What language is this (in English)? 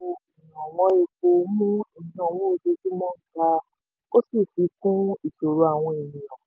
Yoruba